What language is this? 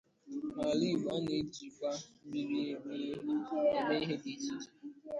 Igbo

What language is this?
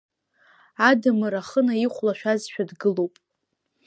Abkhazian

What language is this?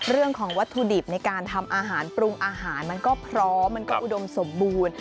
Thai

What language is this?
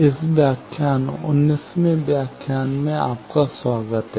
Hindi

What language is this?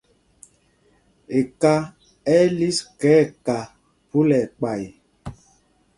Mpumpong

